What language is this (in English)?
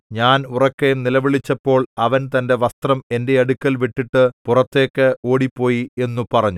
Malayalam